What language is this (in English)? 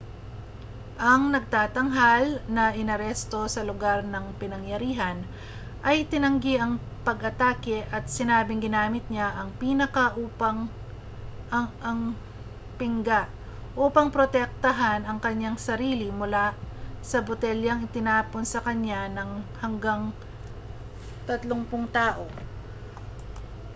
Filipino